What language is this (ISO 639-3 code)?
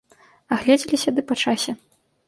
bel